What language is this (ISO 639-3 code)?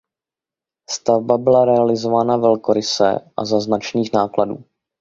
ces